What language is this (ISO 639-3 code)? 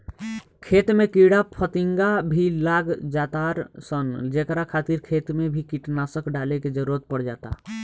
bho